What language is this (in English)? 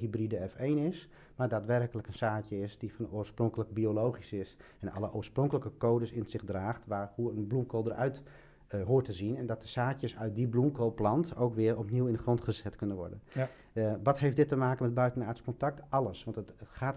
Dutch